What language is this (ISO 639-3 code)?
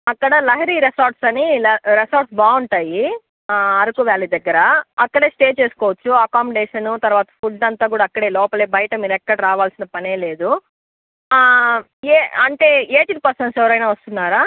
tel